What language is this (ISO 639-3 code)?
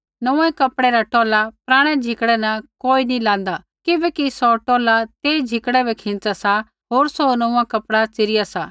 kfx